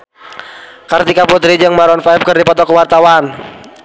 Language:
Sundanese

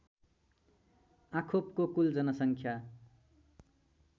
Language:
Nepali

